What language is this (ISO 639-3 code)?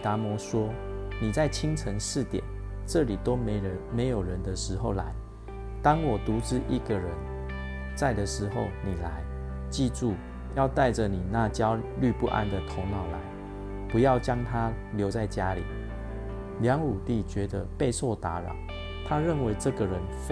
zho